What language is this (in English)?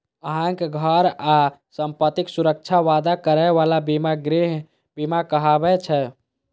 Maithili